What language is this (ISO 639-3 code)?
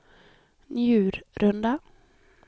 swe